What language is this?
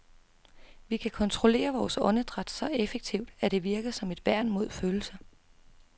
Danish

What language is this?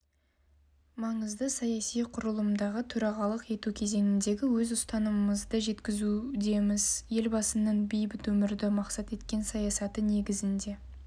Kazakh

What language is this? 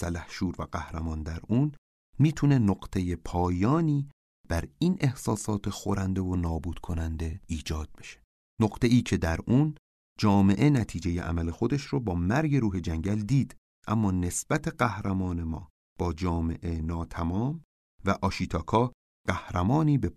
Persian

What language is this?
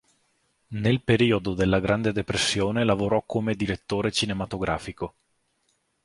Italian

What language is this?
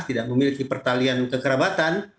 Indonesian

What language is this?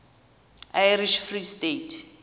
Xhosa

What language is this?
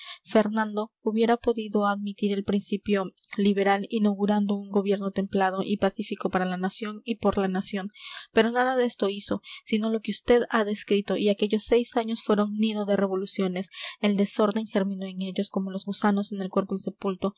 Spanish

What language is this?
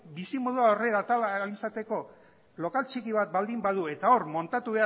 Basque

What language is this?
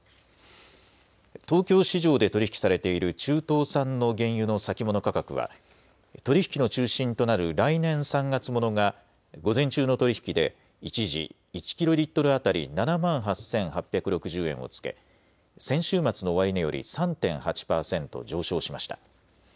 Japanese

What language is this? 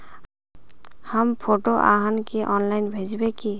Magahi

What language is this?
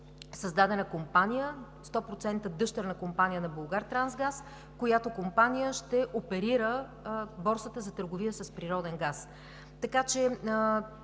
Bulgarian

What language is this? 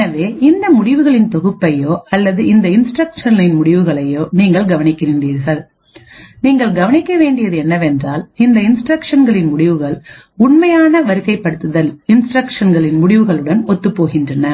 Tamil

